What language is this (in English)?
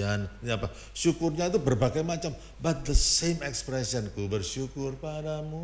Indonesian